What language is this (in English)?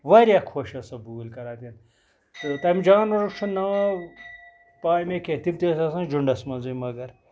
Kashmiri